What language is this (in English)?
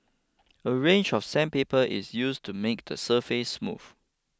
English